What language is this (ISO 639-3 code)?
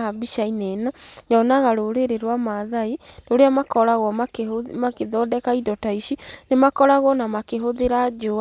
kik